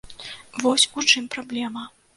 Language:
Belarusian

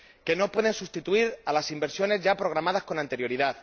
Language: Spanish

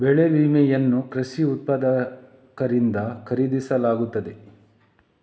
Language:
Kannada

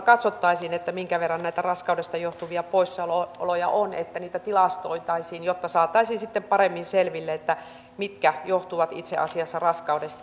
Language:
Finnish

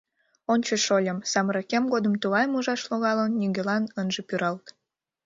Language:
Mari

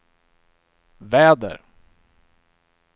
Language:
Swedish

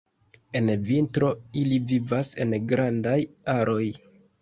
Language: Esperanto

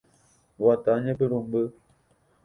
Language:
Guarani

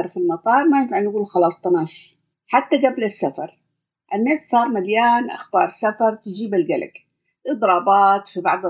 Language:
Arabic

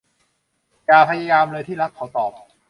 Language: Thai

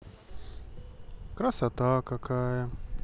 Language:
Russian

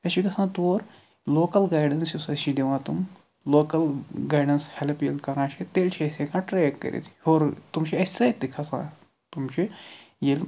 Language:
Kashmiri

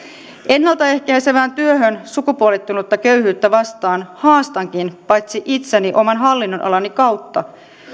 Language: Finnish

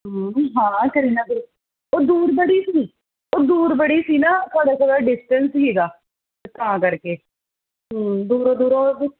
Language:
Punjabi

